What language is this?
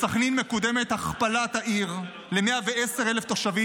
Hebrew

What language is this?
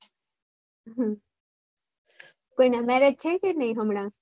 Gujarati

